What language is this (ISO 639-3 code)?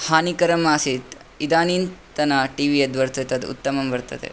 san